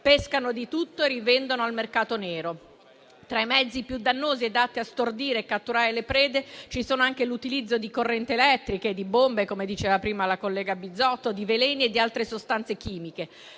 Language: Italian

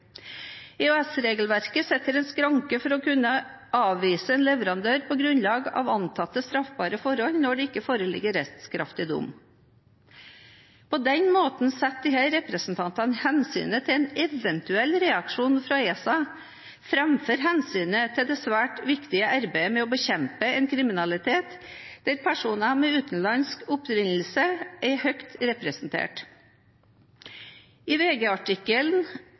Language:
Norwegian Bokmål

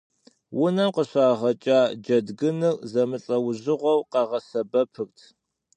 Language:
Kabardian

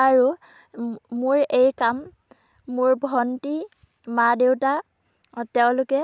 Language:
Assamese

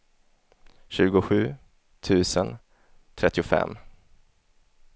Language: Swedish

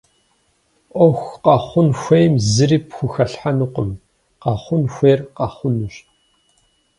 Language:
Kabardian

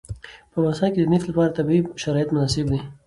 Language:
Pashto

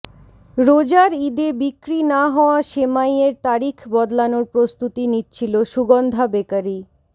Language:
Bangla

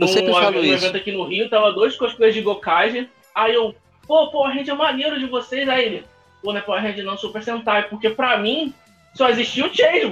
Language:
Portuguese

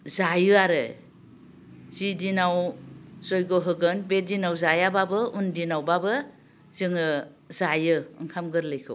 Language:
Bodo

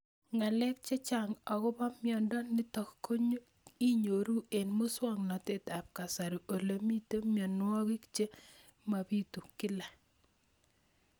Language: Kalenjin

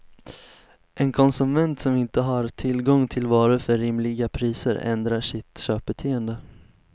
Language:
Swedish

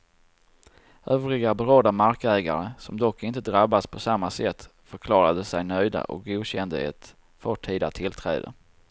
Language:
Swedish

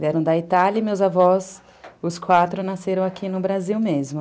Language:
Portuguese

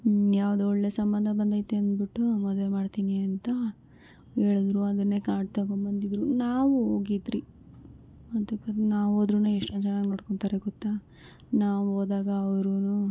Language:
Kannada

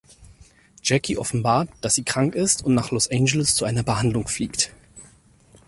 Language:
German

